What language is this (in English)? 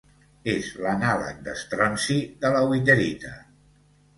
Catalan